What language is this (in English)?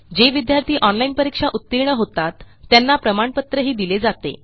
Marathi